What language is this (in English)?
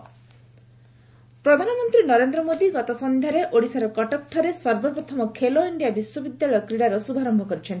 Odia